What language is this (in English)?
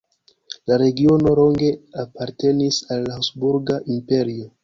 Esperanto